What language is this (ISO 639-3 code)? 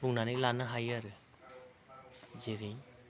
brx